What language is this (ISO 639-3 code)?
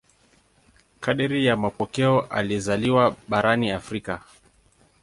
swa